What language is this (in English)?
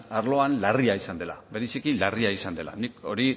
Basque